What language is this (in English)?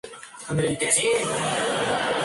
Spanish